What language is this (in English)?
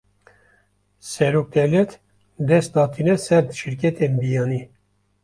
Kurdish